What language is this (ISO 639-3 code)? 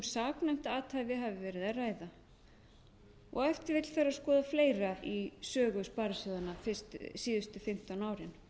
isl